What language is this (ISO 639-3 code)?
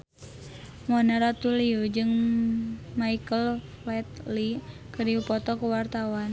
sun